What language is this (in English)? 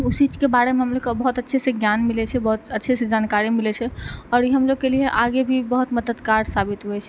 Maithili